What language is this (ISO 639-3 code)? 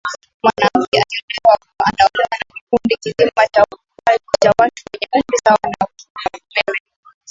swa